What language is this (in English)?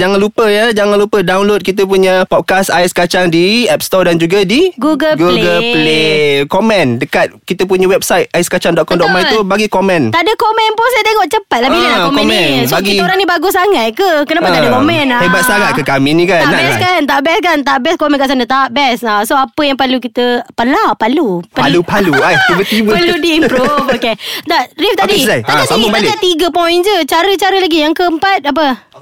Malay